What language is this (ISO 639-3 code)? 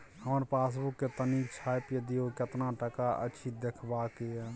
mai